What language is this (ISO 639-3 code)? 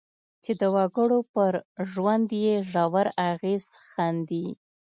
pus